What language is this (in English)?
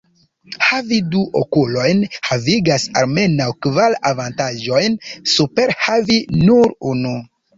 Esperanto